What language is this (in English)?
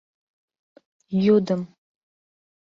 Mari